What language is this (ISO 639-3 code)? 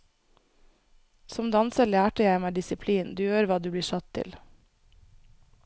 nor